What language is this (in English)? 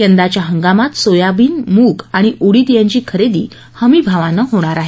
Marathi